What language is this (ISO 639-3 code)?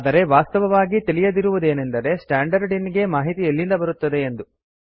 kan